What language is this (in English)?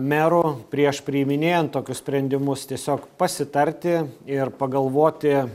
Lithuanian